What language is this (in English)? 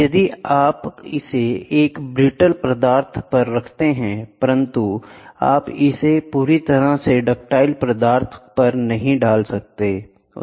Hindi